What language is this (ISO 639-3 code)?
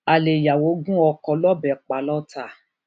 yor